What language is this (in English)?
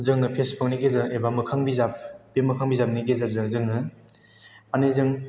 Bodo